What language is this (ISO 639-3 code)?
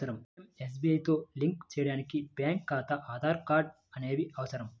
tel